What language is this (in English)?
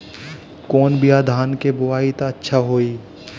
Bhojpuri